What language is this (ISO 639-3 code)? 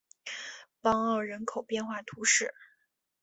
zho